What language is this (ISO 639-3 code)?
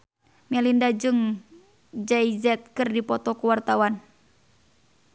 sun